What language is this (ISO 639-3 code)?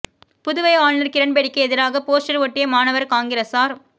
tam